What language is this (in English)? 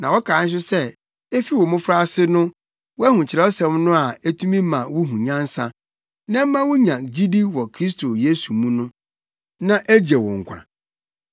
Akan